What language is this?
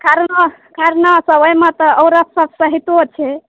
Maithili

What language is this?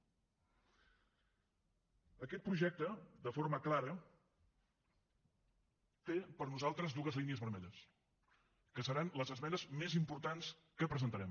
Catalan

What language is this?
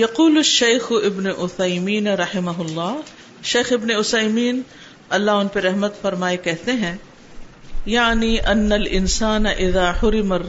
Urdu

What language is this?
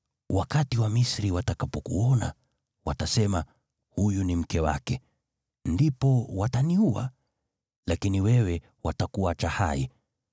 Swahili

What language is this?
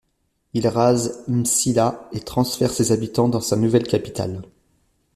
French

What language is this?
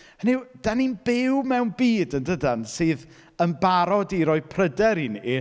Welsh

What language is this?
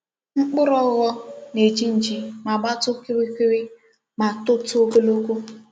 Igbo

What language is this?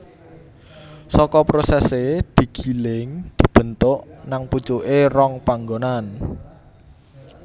Javanese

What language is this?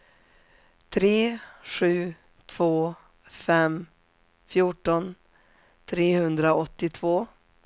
Swedish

